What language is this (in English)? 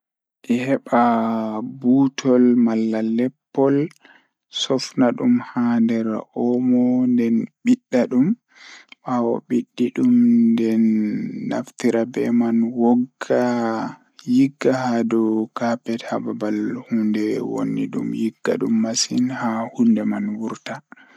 Fula